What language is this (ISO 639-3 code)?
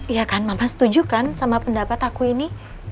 ind